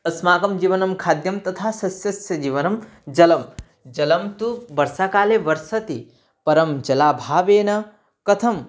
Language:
Sanskrit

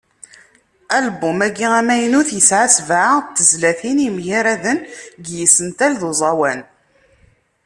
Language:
Kabyle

